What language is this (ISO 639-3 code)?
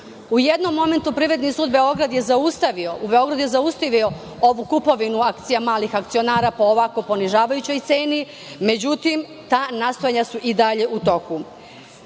srp